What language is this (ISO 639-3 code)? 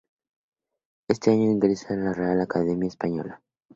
spa